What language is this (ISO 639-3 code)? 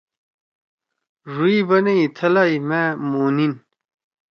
trw